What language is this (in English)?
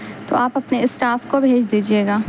Urdu